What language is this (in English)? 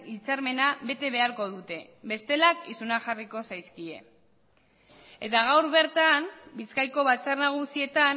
Basque